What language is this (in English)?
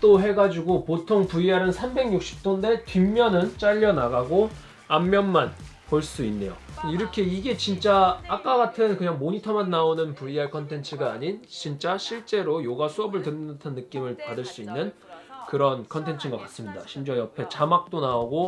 Korean